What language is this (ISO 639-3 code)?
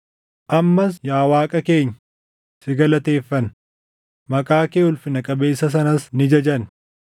orm